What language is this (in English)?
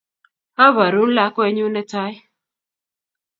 Kalenjin